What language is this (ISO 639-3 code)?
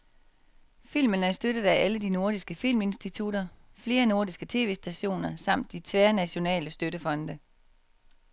dan